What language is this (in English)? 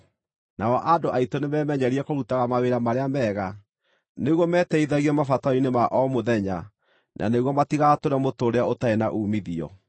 Kikuyu